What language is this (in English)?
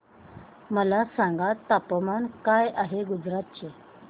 Marathi